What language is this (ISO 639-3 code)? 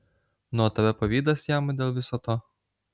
lit